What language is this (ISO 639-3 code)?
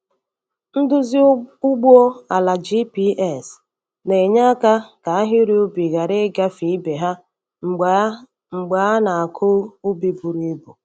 ibo